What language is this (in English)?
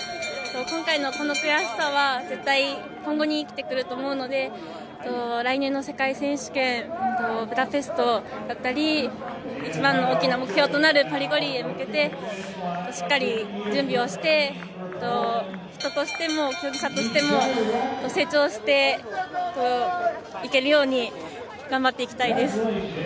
Japanese